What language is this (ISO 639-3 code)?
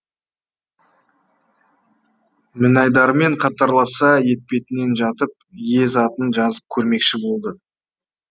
kaz